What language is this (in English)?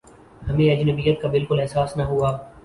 Urdu